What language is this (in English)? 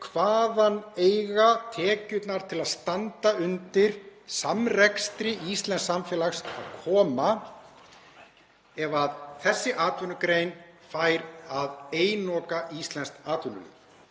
Icelandic